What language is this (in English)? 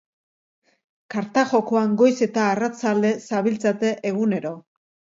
Basque